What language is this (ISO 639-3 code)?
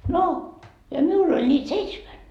fin